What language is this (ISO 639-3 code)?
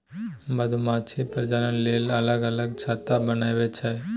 mai